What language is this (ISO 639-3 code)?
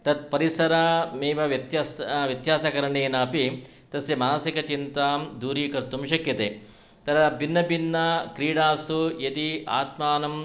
san